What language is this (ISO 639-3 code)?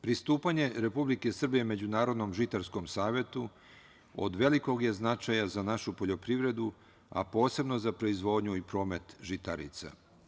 srp